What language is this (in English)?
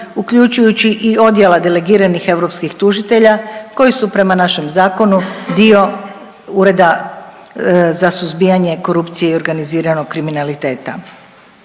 Croatian